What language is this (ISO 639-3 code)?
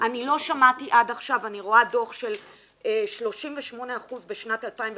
heb